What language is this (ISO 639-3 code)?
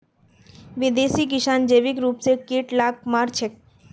mag